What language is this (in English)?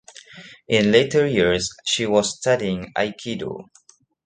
English